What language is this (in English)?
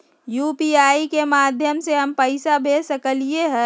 Magahi